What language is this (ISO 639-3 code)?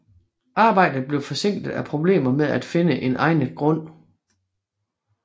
dan